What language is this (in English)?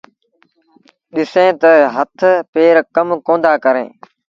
Sindhi Bhil